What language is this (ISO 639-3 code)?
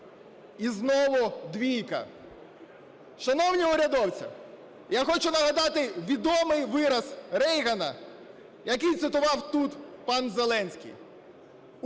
ukr